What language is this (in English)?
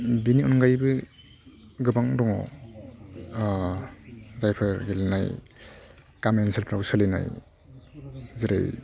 Bodo